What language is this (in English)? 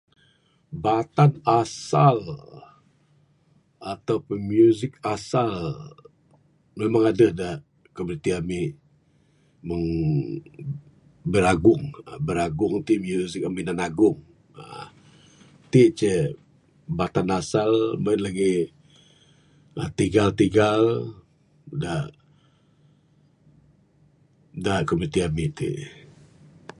Bukar-Sadung Bidayuh